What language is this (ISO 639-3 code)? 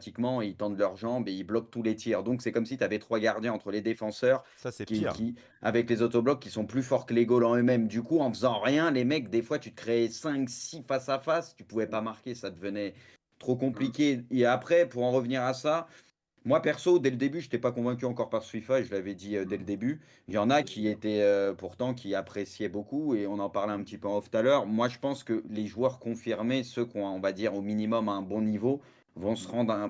fra